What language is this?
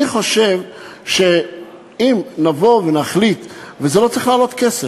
Hebrew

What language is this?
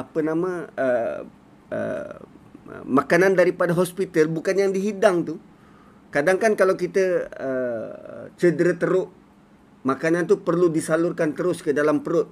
Malay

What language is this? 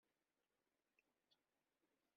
Kabyle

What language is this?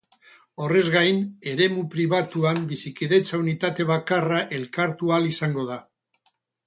Basque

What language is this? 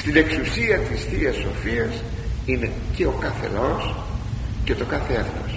Greek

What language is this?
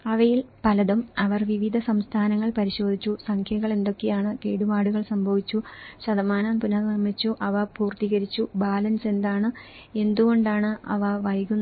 Malayalam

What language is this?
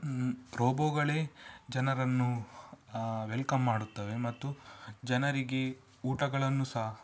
Kannada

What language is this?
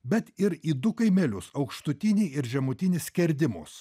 Lithuanian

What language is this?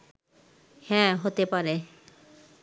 Bangla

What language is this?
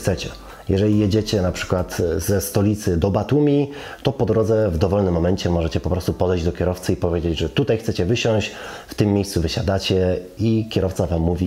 Polish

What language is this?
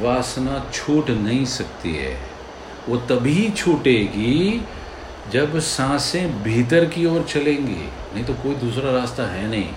Hindi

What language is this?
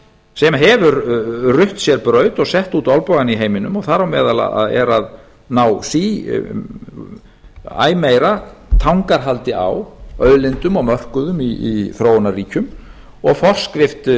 Icelandic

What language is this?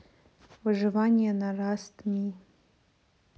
Russian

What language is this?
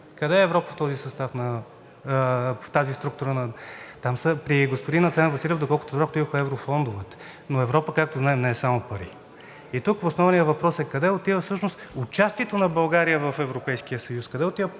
Bulgarian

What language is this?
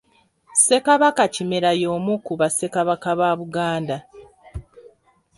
Ganda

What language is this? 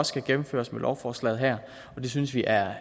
Danish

